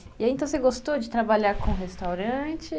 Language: Portuguese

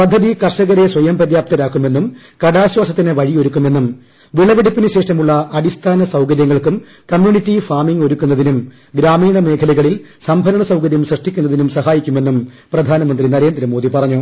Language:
Malayalam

